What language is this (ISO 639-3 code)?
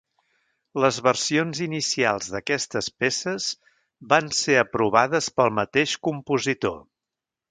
cat